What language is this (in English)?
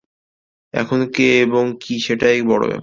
Bangla